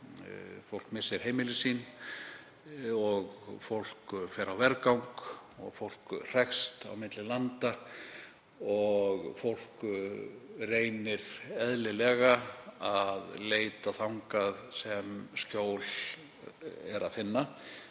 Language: Icelandic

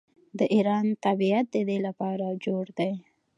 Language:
Pashto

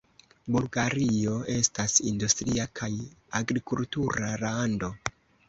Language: Esperanto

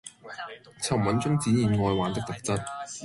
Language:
Cantonese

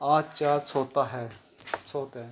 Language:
Punjabi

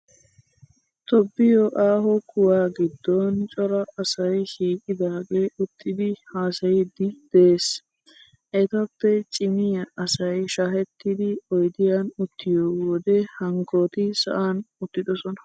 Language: Wolaytta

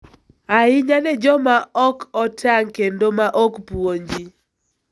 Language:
Luo (Kenya and Tanzania)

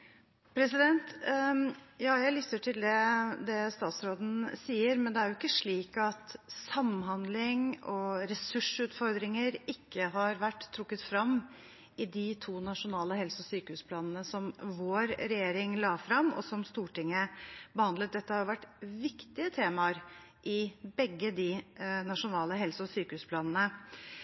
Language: Norwegian Bokmål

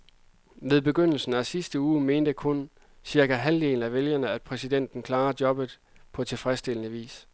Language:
Danish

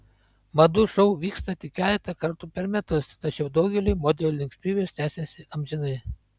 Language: Lithuanian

